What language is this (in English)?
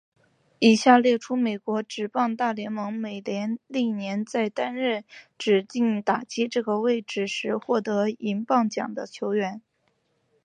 Chinese